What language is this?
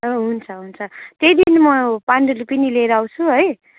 Nepali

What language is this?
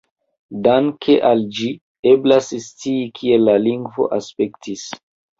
Esperanto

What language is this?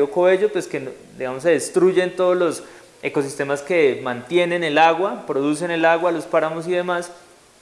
Spanish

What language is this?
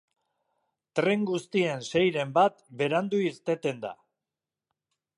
Basque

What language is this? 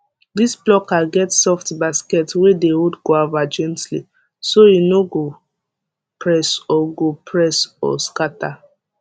Nigerian Pidgin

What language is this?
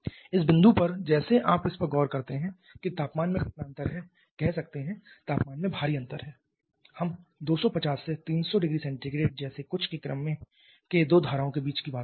Hindi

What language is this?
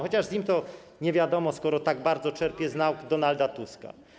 Polish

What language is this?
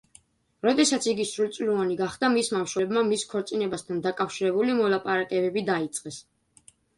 Georgian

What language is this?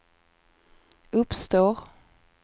Swedish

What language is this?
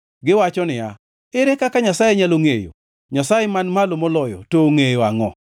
Luo (Kenya and Tanzania)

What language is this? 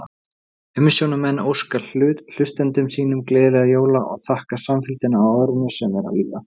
Icelandic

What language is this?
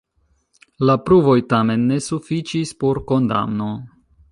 Esperanto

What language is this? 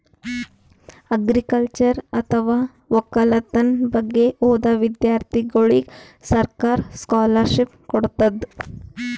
Kannada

